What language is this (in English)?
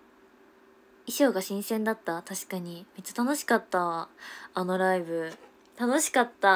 Japanese